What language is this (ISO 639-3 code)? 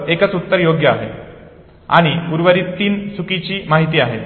mar